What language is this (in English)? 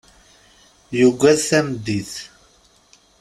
Kabyle